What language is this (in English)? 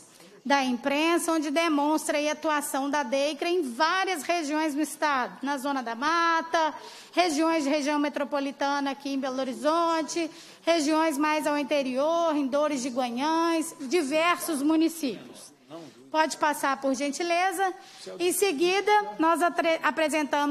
Portuguese